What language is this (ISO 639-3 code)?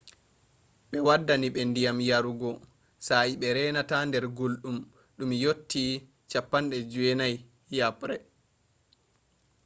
ful